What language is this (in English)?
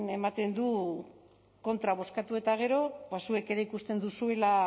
Basque